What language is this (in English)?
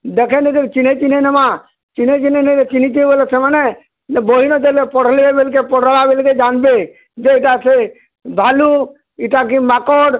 Odia